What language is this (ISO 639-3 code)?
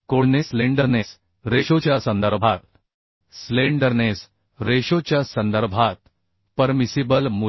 mar